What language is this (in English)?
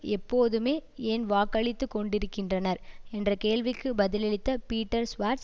Tamil